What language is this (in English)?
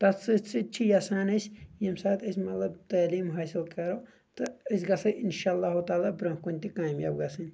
Kashmiri